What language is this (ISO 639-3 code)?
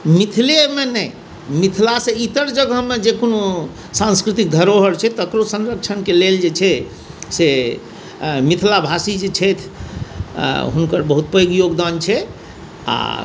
mai